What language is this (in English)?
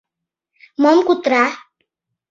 Mari